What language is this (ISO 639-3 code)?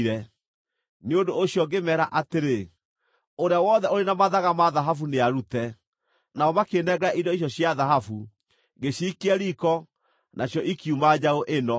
kik